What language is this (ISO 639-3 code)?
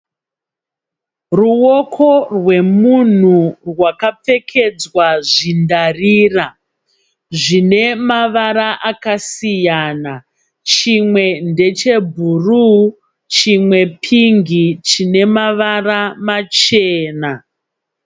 sna